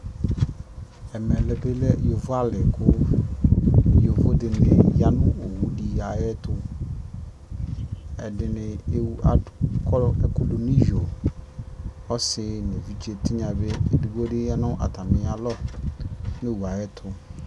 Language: Ikposo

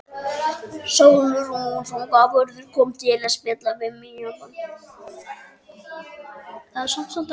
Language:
Icelandic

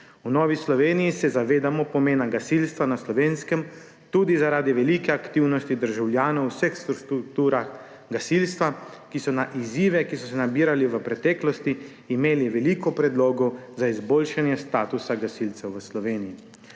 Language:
Slovenian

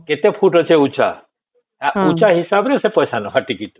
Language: Odia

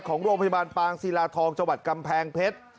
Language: Thai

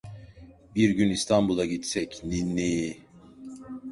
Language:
Turkish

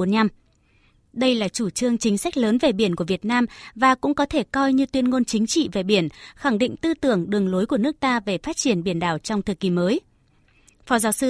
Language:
Vietnamese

